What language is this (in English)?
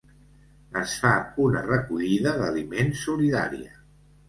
Catalan